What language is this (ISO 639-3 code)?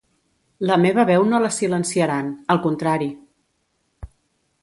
cat